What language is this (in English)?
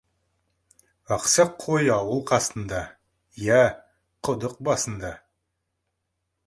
Kazakh